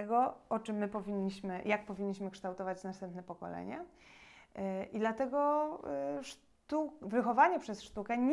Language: Polish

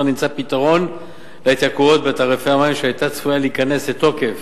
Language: Hebrew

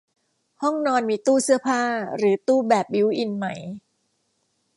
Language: Thai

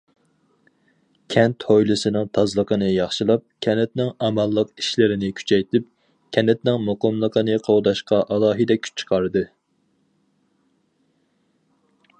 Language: Uyghur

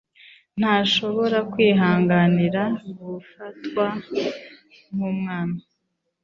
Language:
Kinyarwanda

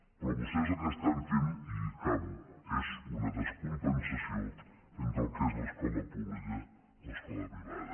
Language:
Catalan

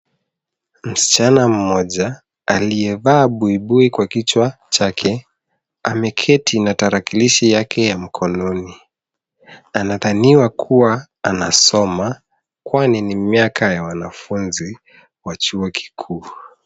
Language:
Swahili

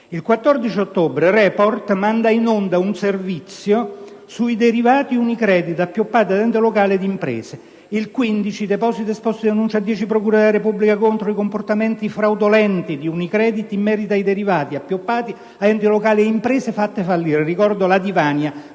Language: Italian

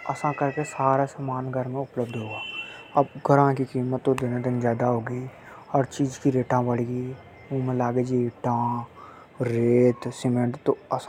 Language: Hadothi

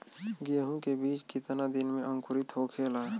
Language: Bhojpuri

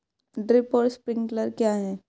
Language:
Hindi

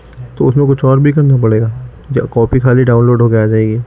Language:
Urdu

